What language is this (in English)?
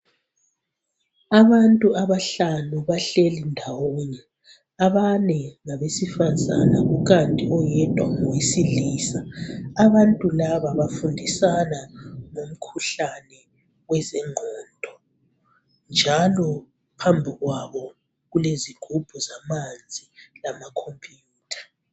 North Ndebele